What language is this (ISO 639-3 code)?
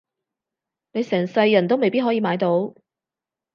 yue